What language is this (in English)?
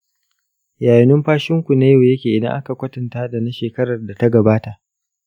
Hausa